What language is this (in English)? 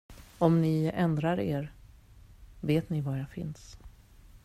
Swedish